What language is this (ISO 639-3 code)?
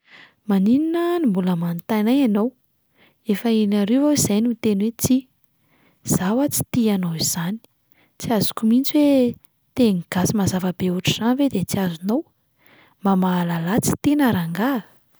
mlg